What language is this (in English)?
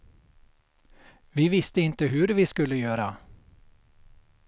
Swedish